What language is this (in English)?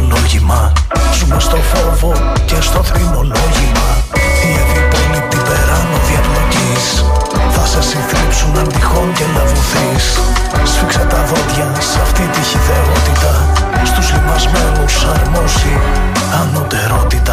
Greek